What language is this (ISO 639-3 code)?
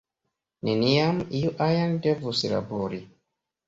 epo